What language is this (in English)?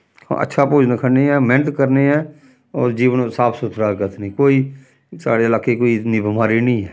Dogri